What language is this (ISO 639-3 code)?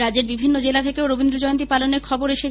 ben